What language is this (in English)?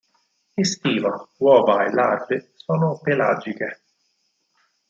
Italian